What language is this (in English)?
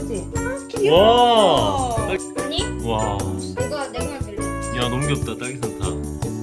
Korean